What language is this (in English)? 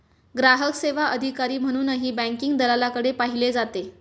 Marathi